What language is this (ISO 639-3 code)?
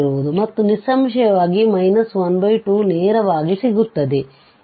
kan